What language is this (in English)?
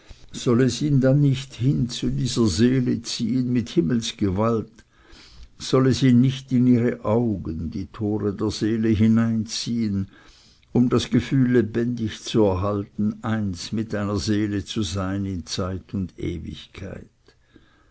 German